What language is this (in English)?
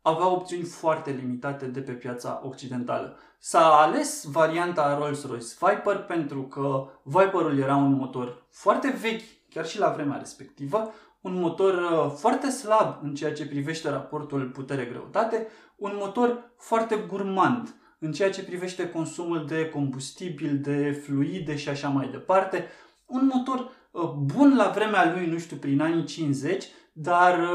Romanian